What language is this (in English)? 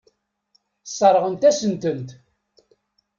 Kabyle